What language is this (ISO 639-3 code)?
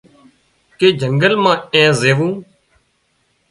kxp